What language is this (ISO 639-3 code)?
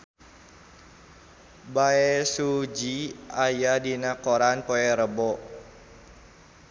sun